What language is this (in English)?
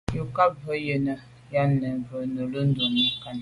Medumba